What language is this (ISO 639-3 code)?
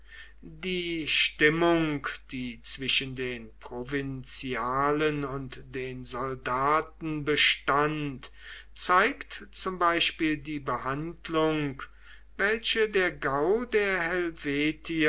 deu